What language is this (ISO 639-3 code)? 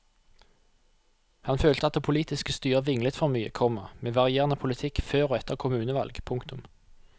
nor